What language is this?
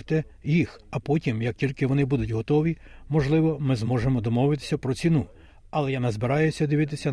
Ukrainian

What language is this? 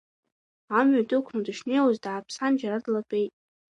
Abkhazian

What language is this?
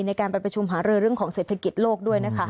Thai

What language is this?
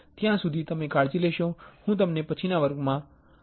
Gujarati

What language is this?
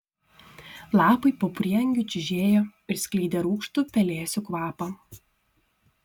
Lithuanian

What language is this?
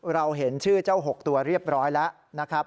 Thai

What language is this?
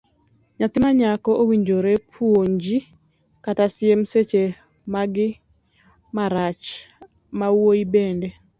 Luo (Kenya and Tanzania)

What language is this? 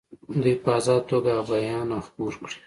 Pashto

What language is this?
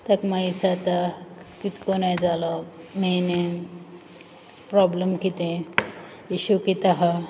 Konkani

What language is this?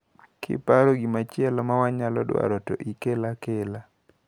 Luo (Kenya and Tanzania)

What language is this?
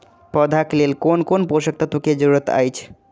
Maithili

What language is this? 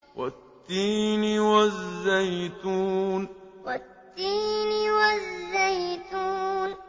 Arabic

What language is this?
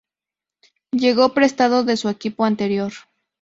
Spanish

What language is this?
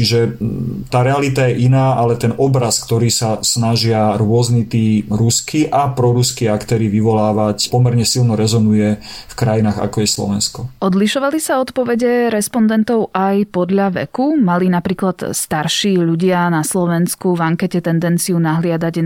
Slovak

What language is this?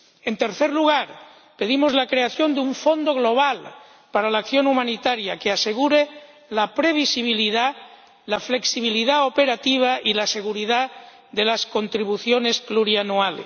Spanish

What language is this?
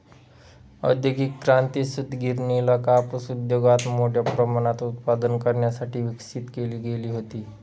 Marathi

